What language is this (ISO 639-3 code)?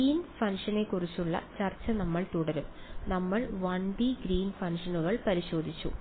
mal